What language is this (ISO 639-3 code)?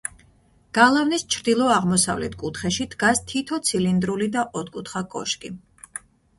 kat